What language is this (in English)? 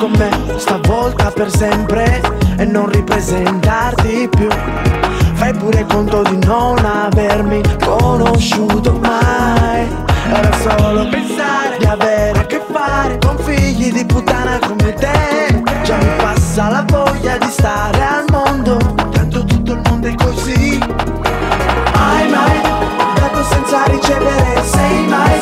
Italian